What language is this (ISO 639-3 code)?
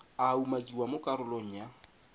tsn